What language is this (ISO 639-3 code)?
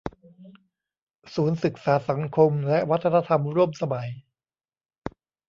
tha